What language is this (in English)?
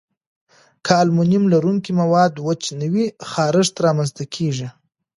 Pashto